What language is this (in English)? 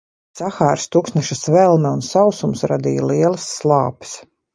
Latvian